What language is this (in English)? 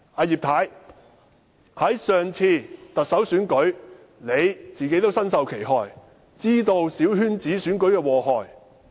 Cantonese